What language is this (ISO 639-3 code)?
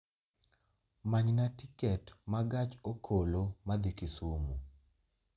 luo